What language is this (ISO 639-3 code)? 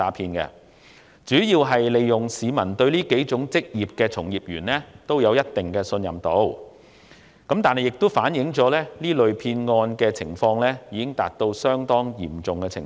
yue